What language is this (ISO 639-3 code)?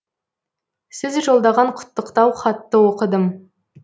kaz